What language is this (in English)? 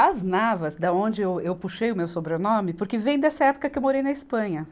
Portuguese